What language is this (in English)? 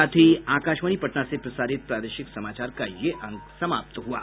Hindi